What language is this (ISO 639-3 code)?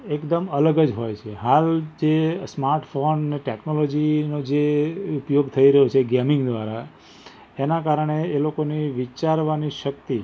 guj